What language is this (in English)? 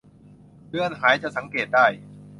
Thai